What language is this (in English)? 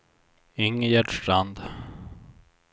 Swedish